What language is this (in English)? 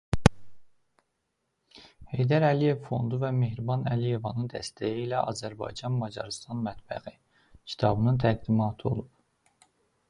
Azerbaijani